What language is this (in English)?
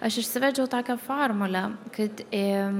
Lithuanian